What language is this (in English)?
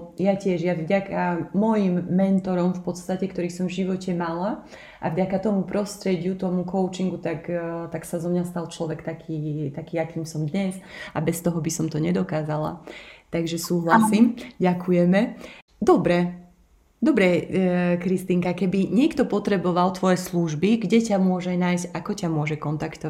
Slovak